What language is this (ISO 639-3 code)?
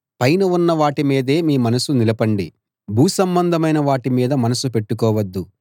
tel